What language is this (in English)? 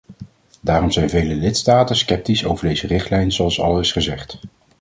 Dutch